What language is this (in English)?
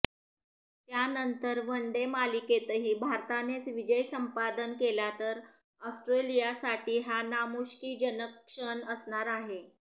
Marathi